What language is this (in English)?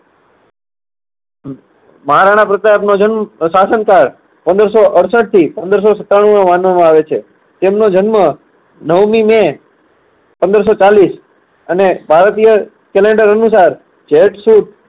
Gujarati